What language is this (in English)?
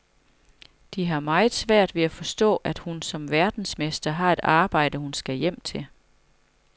Danish